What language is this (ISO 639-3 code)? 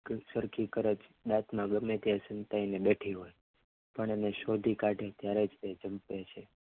guj